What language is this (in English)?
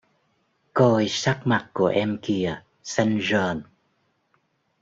Vietnamese